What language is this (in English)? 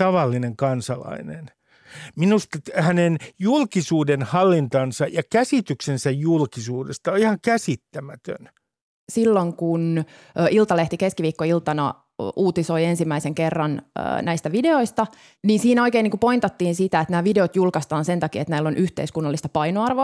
Finnish